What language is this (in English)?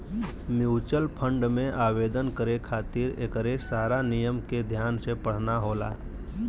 Bhojpuri